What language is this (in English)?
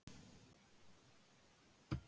Icelandic